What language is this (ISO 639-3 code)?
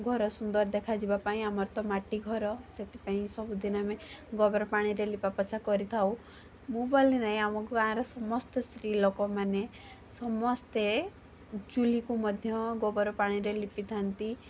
ori